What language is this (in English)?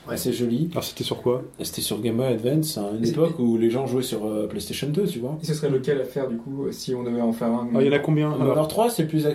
French